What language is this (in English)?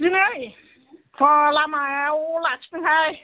Bodo